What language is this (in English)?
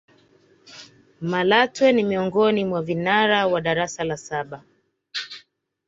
Swahili